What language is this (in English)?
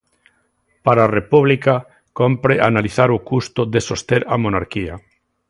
Galician